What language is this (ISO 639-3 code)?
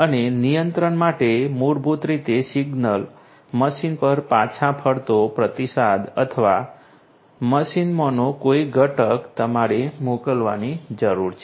guj